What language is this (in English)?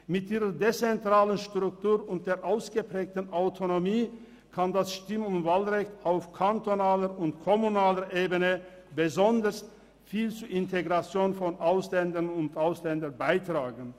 Swiss German